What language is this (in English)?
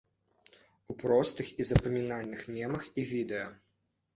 Belarusian